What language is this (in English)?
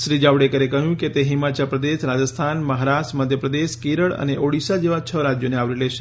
Gujarati